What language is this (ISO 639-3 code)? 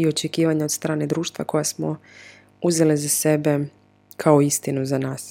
hrv